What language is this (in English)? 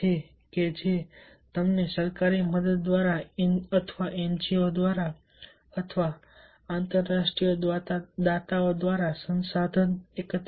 Gujarati